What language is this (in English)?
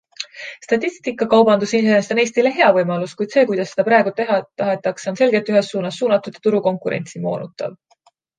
Estonian